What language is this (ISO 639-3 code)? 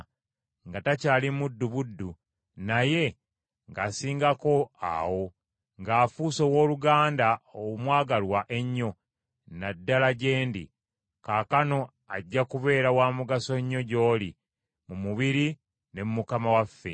lug